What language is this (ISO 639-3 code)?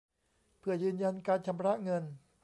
tha